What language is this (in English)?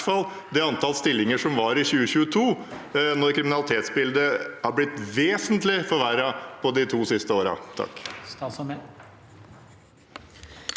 Norwegian